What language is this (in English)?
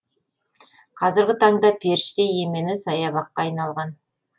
Kazakh